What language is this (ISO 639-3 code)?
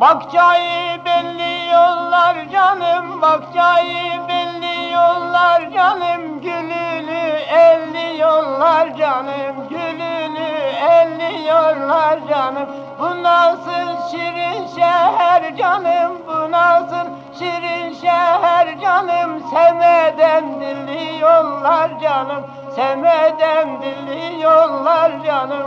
tur